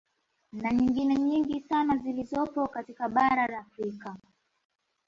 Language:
Swahili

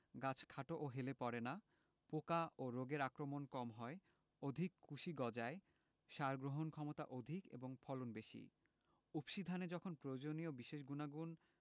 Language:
Bangla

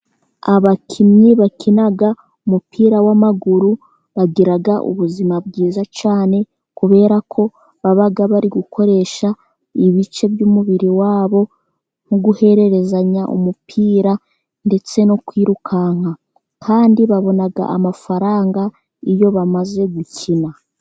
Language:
Kinyarwanda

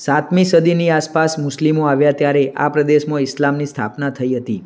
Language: Gujarati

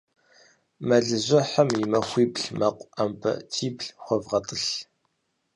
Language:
Kabardian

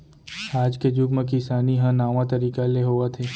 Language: Chhattisgarhi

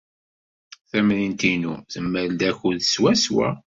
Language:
Kabyle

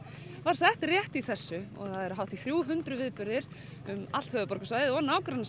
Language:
Icelandic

